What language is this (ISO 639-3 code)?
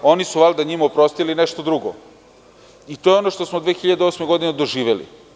srp